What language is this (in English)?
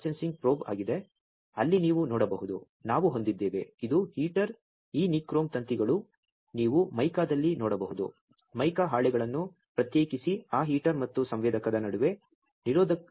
Kannada